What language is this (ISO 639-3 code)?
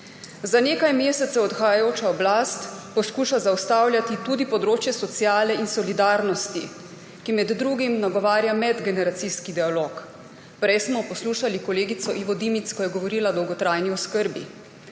slv